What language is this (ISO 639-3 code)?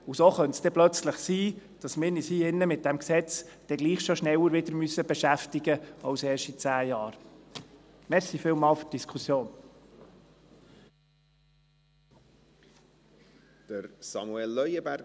gsw